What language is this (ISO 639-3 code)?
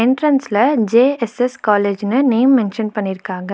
tam